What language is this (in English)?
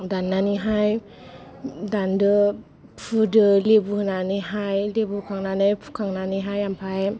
Bodo